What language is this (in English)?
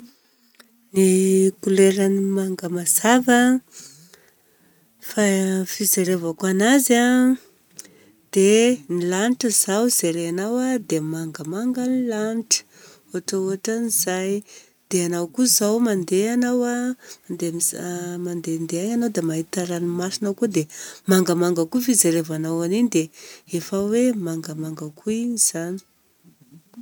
Southern Betsimisaraka Malagasy